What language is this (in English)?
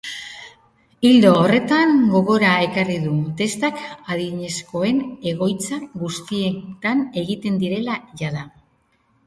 Basque